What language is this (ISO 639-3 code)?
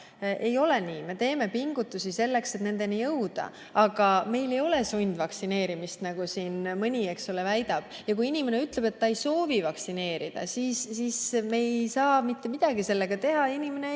est